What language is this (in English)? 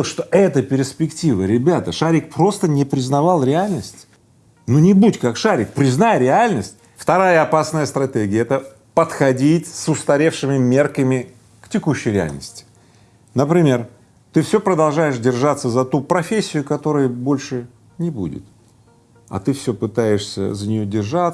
Russian